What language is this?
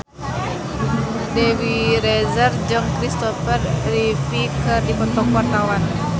Sundanese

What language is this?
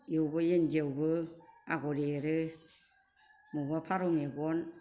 Bodo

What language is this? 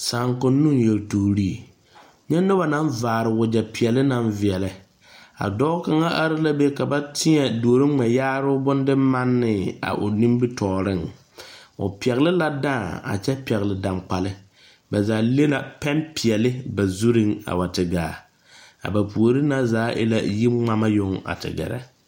Southern Dagaare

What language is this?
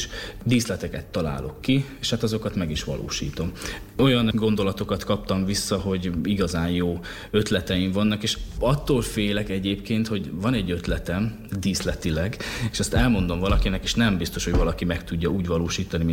Hungarian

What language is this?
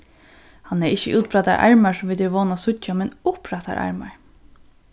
Faroese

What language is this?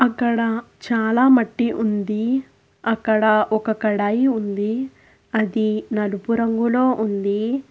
Telugu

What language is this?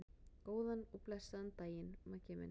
Icelandic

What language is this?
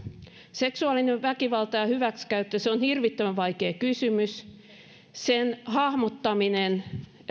Finnish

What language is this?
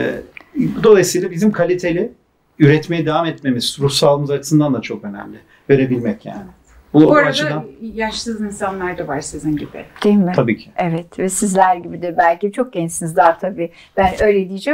Turkish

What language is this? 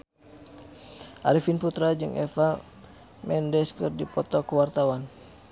Sundanese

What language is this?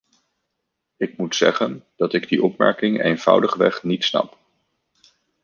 Dutch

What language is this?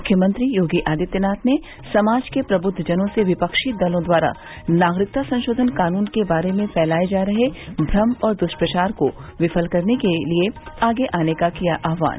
Hindi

